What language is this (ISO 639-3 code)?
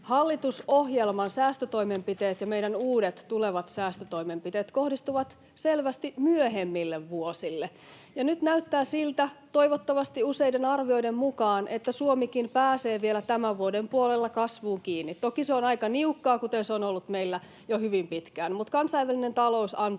fin